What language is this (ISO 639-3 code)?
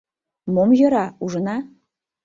chm